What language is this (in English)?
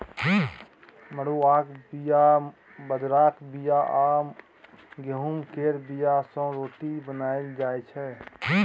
Maithili